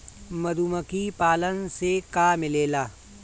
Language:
Bhojpuri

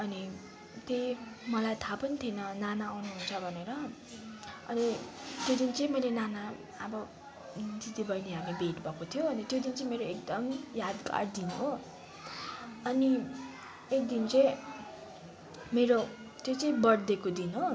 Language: Nepali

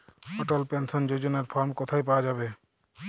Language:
Bangla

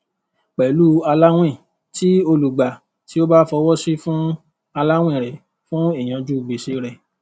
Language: Yoruba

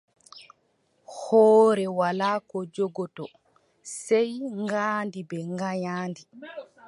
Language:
Adamawa Fulfulde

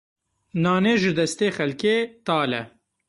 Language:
Kurdish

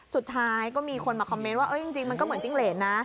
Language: Thai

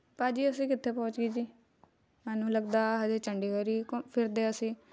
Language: Punjabi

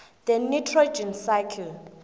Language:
South Ndebele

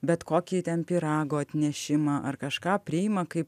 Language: Lithuanian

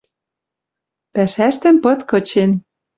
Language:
Western Mari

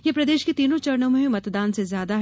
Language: Hindi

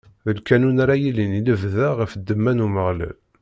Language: Kabyle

